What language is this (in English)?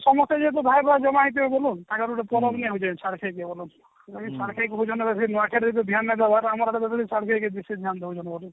Odia